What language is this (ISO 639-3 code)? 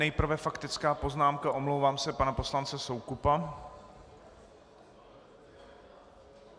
ces